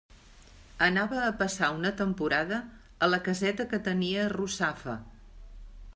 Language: Catalan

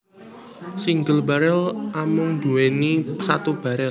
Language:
Javanese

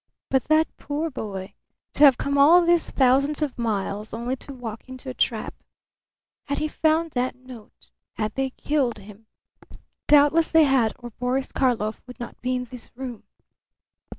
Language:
English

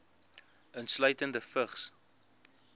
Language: Afrikaans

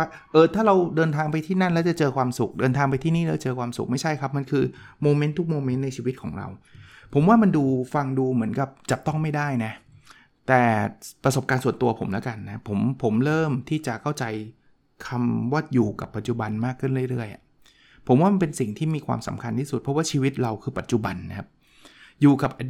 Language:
Thai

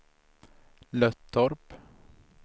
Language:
Swedish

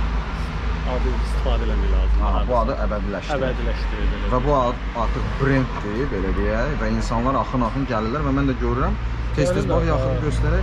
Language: Turkish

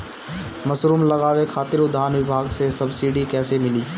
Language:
Bhojpuri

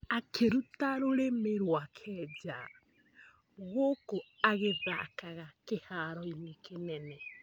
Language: Kikuyu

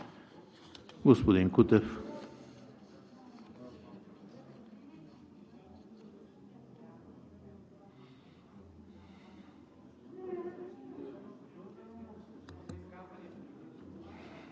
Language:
Bulgarian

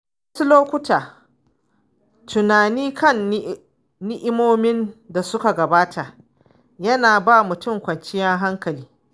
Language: Hausa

